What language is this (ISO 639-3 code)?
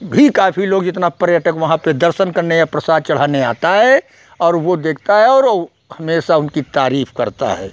hin